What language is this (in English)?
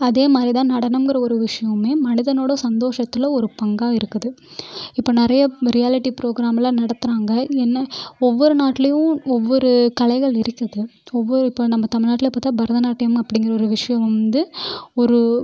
Tamil